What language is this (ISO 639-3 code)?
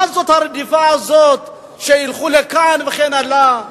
heb